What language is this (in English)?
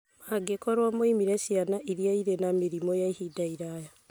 Kikuyu